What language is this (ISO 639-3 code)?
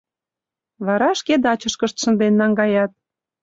chm